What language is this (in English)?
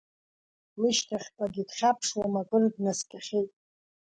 Abkhazian